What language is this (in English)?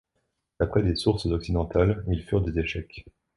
French